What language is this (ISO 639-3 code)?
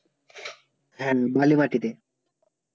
ben